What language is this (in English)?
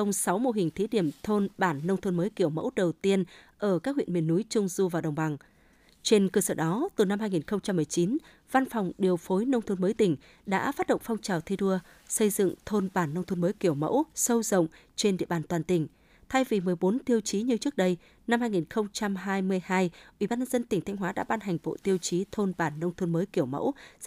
Vietnamese